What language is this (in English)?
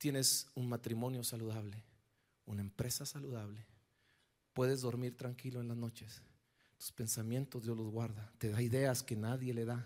Spanish